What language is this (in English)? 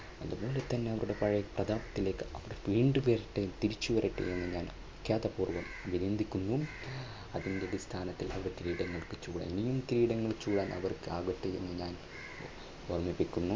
Malayalam